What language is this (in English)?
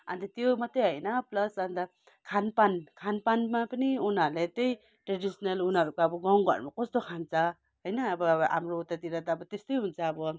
Nepali